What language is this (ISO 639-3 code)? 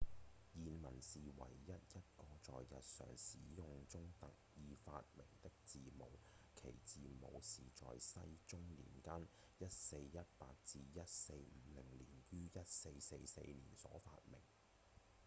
yue